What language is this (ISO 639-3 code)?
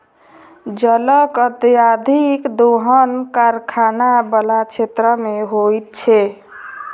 mai